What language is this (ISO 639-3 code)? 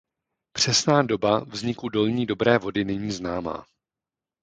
ces